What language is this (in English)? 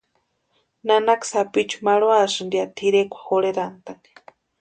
Western Highland Purepecha